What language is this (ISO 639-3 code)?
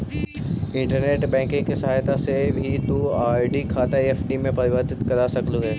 mag